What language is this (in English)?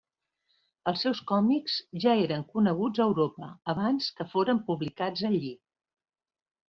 Catalan